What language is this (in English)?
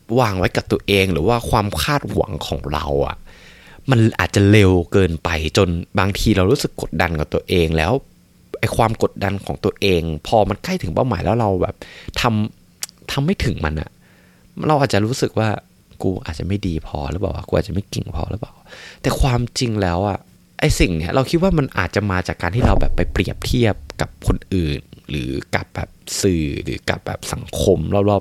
Thai